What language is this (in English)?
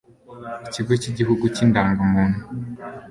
Kinyarwanda